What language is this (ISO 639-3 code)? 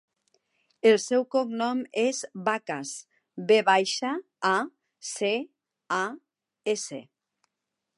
cat